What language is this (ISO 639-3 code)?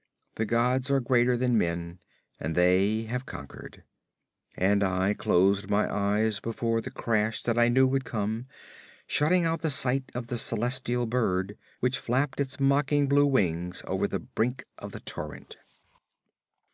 eng